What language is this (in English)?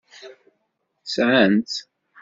Kabyle